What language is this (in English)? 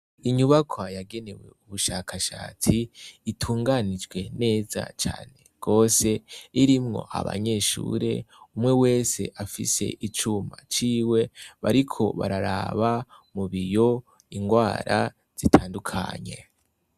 Rundi